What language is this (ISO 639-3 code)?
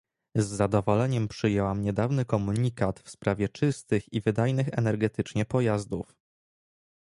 pol